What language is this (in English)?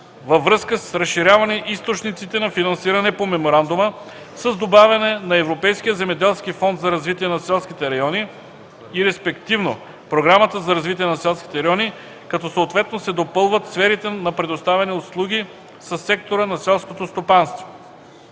Bulgarian